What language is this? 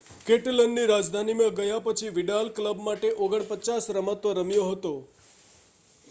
Gujarati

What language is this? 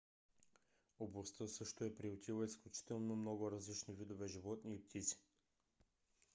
Bulgarian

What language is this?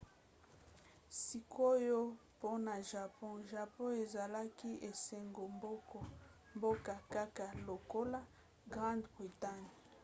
Lingala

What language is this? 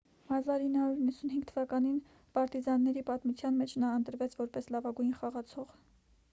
Armenian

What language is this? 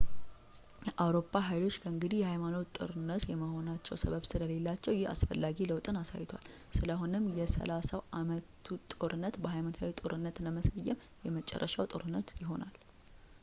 Amharic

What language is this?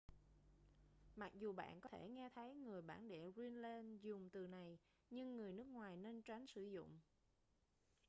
Vietnamese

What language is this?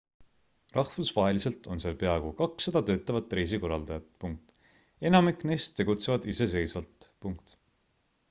Estonian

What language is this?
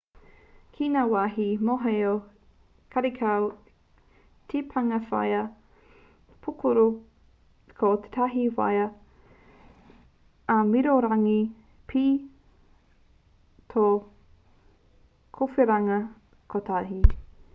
Māori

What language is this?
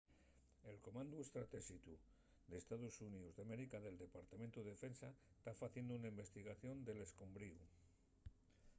Asturian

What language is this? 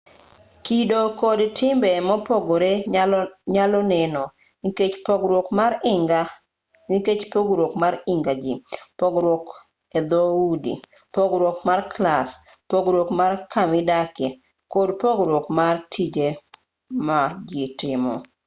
Luo (Kenya and Tanzania)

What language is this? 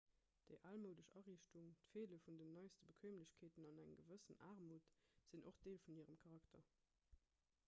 Luxembourgish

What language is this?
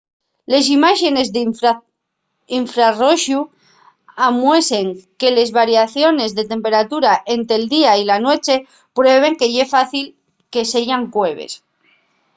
Asturian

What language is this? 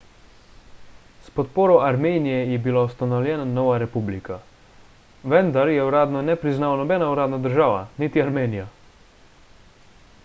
Slovenian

